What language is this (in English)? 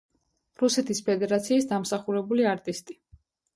Georgian